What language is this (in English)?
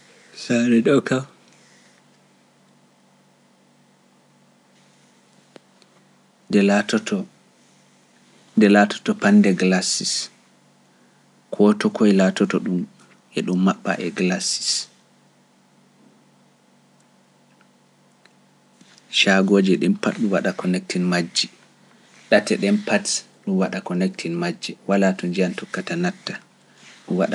Pular